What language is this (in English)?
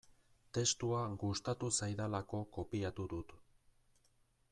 Basque